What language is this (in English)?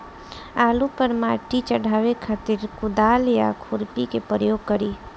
Bhojpuri